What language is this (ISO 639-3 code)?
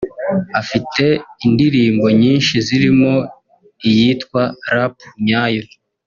kin